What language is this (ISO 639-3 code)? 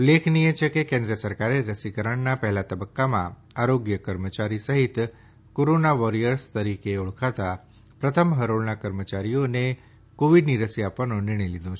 guj